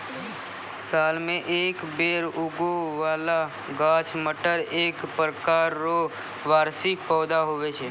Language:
Maithili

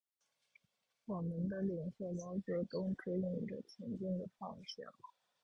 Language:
Chinese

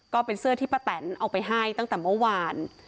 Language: Thai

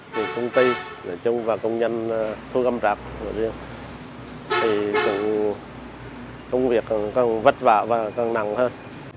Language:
Vietnamese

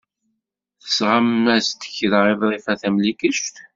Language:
Kabyle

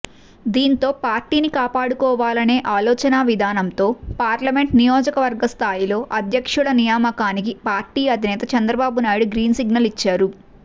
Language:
Telugu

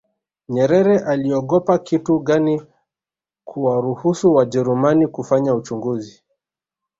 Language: Swahili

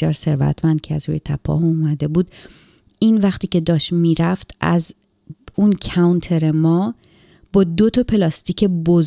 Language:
Persian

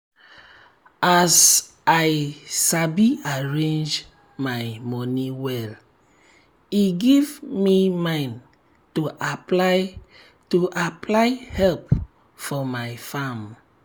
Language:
Nigerian Pidgin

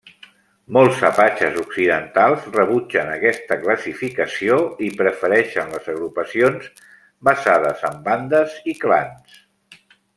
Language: Catalan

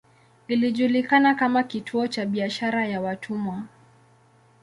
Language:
Swahili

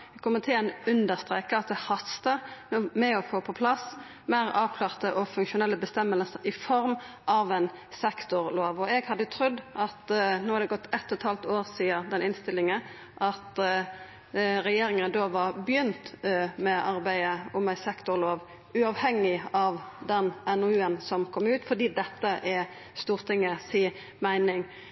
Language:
Norwegian Nynorsk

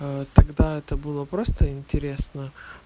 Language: Russian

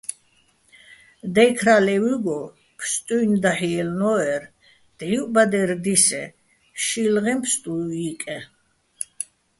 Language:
Bats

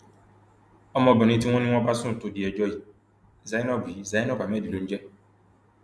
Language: Yoruba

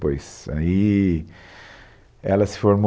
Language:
Portuguese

